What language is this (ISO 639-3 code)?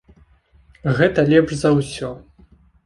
bel